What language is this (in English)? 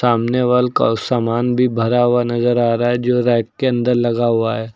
Hindi